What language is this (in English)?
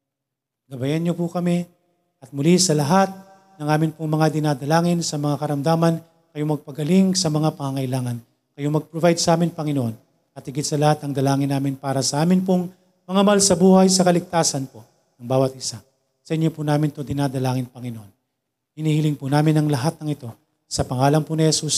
Filipino